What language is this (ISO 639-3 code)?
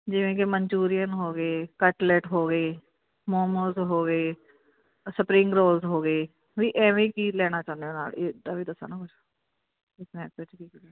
pan